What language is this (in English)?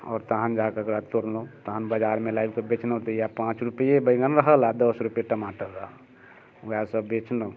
Maithili